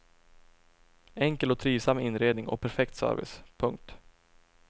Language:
Swedish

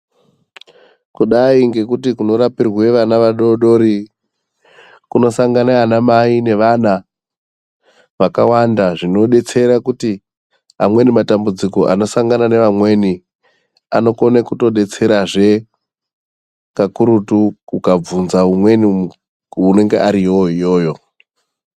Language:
Ndau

